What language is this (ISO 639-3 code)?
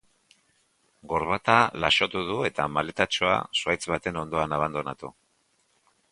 eus